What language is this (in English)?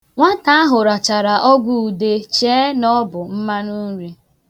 Igbo